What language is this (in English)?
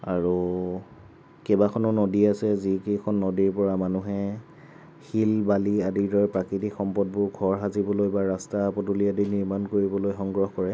Assamese